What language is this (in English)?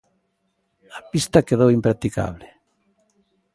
Galician